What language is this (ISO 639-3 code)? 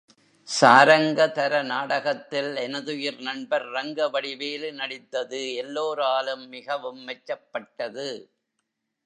tam